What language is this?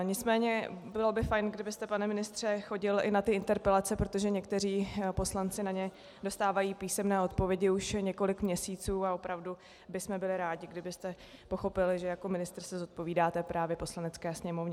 Czech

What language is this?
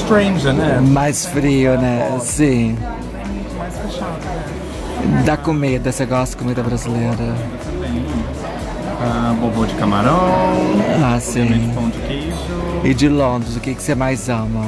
Portuguese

